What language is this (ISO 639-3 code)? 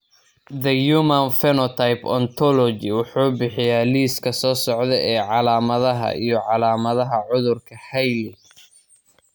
som